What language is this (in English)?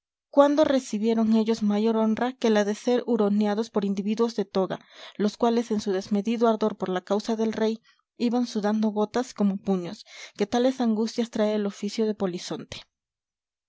Spanish